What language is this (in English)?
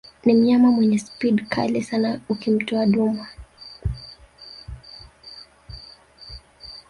Swahili